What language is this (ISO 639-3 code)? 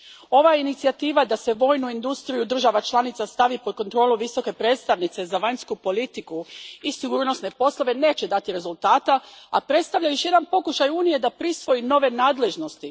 hrv